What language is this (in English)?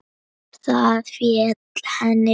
Icelandic